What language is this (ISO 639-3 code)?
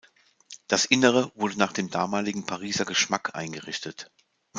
deu